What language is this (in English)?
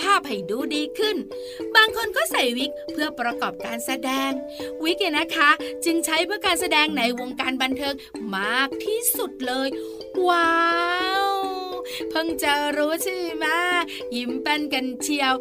Thai